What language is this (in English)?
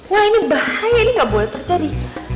Indonesian